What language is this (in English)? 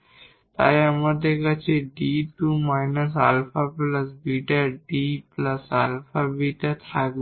Bangla